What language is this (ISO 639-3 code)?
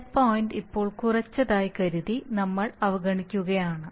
mal